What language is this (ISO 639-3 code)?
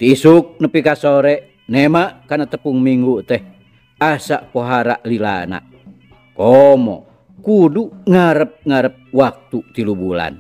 ind